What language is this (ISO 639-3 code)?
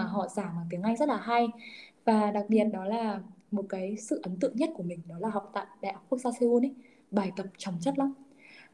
vie